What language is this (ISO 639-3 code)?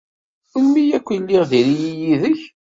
kab